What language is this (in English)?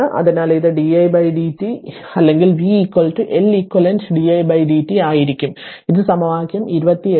Malayalam